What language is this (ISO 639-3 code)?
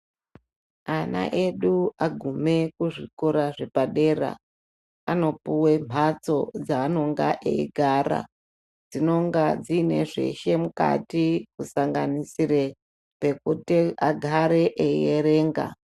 ndc